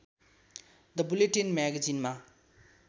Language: Nepali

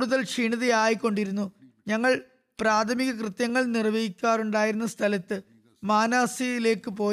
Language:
Malayalam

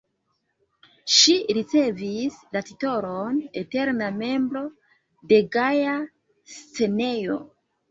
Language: Esperanto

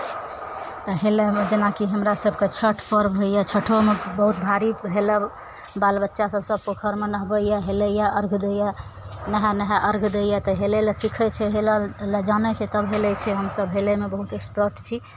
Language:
Maithili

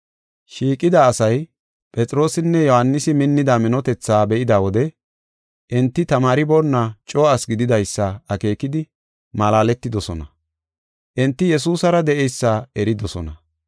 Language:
Gofa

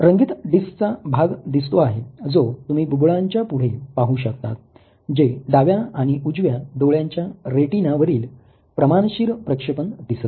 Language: Marathi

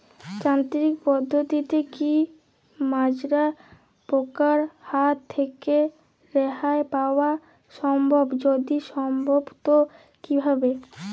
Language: Bangla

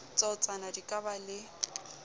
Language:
Southern Sotho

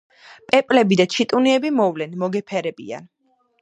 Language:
Georgian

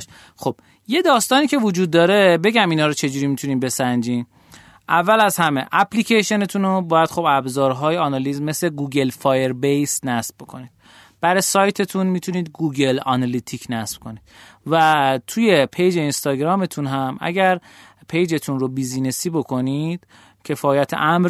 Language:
Persian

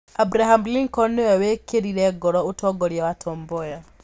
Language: Kikuyu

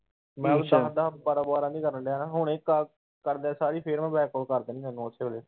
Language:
Punjabi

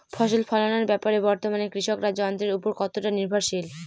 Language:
Bangla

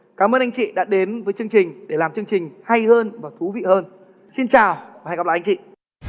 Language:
Vietnamese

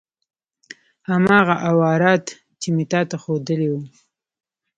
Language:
Pashto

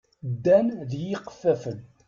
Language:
Kabyle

